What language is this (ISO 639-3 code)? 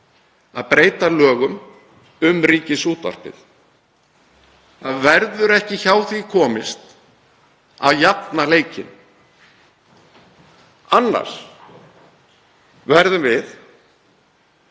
isl